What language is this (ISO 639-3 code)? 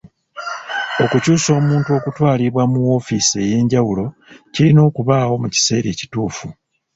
lug